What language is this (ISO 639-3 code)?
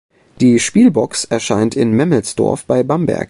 deu